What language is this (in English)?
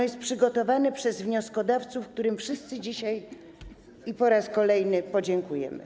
Polish